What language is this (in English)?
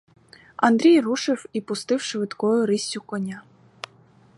Ukrainian